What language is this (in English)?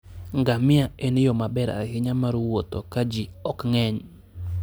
Luo (Kenya and Tanzania)